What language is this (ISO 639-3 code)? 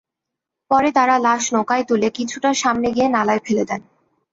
ben